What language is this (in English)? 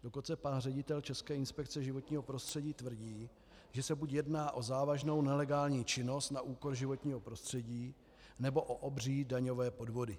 Czech